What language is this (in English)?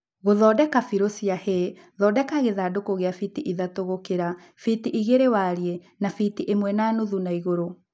Kikuyu